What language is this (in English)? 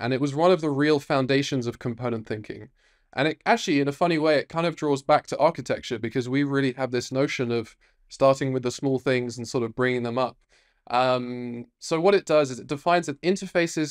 English